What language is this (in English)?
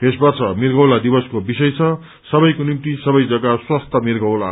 Nepali